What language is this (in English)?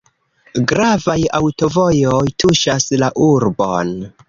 Esperanto